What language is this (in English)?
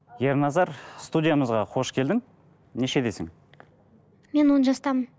Kazakh